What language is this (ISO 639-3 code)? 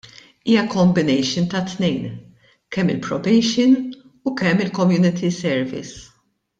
mlt